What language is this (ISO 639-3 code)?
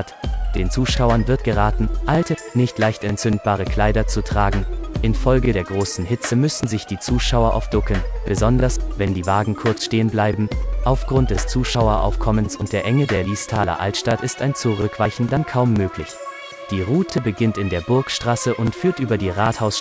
deu